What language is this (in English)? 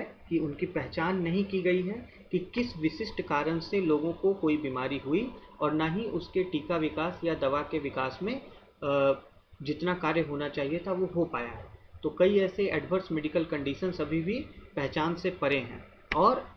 Hindi